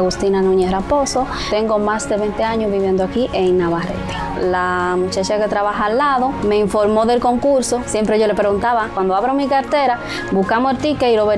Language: Spanish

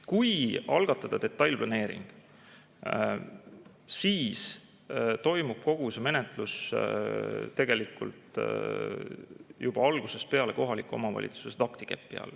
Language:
Estonian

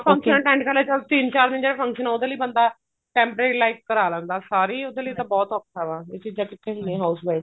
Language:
Punjabi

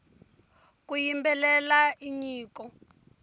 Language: Tsonga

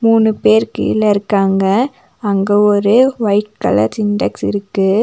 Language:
Tamil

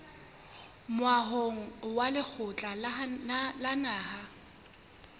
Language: Southern Sotho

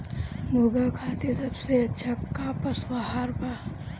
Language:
Bhojpuri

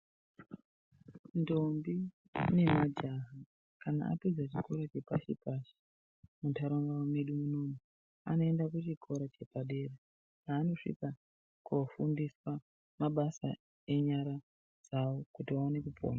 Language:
Ndau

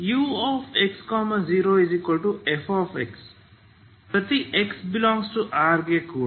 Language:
Kannada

